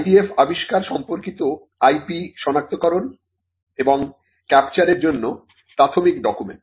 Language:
Bangla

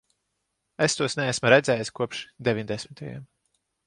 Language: Latvian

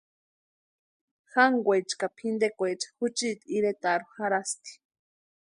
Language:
Western Highland Purepecha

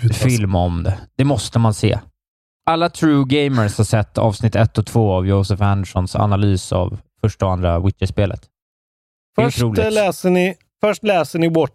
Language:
Swedish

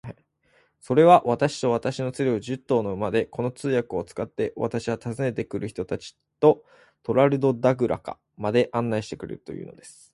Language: Japanese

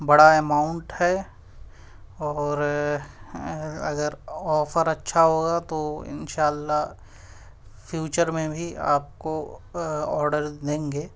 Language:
Urdu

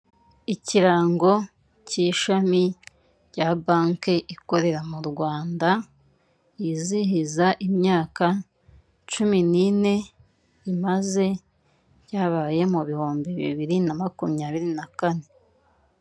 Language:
Kinyarwanda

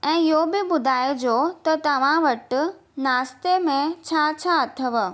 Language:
Sindhi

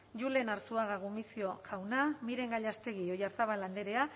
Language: Basque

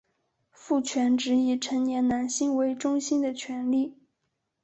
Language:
Chinese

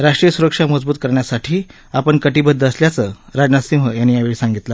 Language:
Marathi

